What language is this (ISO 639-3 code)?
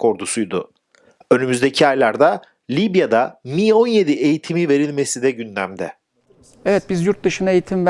tur